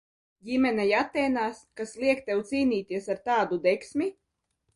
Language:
Latvian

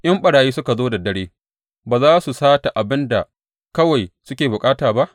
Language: Hausa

